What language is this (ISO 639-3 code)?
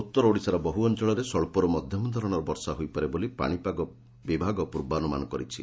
ori